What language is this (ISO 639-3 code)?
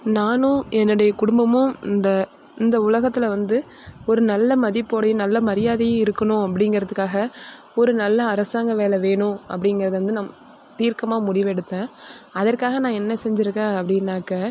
tam